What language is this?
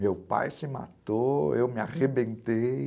Portuguese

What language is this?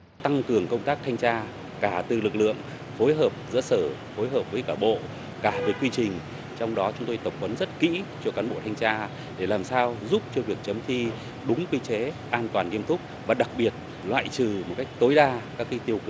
Vietnamese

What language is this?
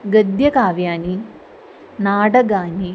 Sanskrit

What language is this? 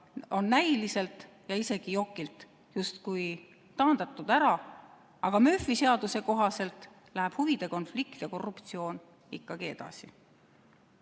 Estonian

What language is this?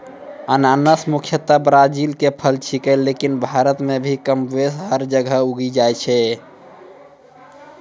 Maithili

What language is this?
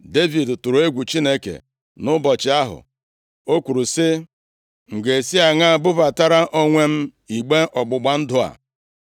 Igbo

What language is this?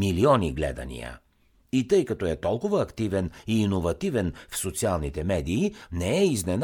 Bulgarian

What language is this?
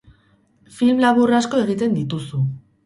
Basque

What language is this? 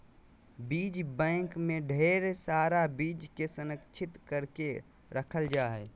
Magahi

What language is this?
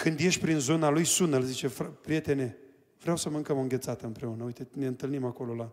Romanian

